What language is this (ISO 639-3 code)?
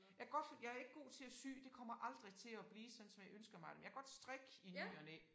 dan